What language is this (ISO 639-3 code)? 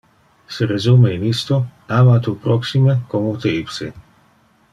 ina